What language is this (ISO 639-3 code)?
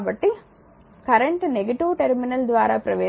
tel